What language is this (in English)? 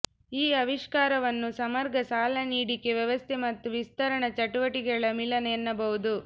Kannada